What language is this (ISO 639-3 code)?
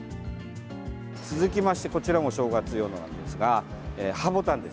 jpn